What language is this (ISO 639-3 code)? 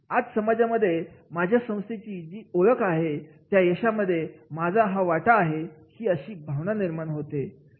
mar